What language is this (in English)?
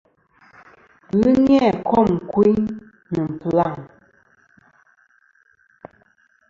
Kom